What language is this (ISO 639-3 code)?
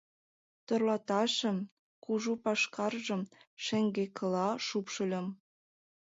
chm